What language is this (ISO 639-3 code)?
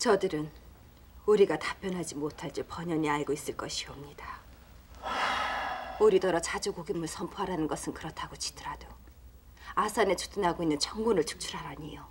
kor